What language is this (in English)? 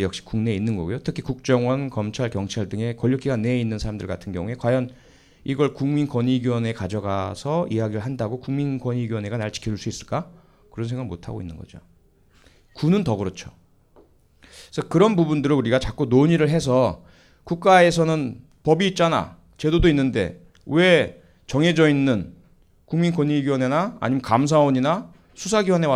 Korean